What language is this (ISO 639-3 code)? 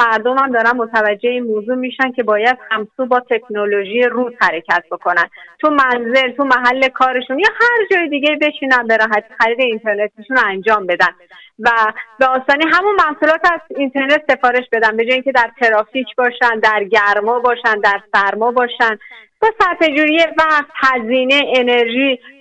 fas